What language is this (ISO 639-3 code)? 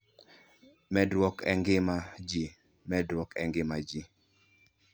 luo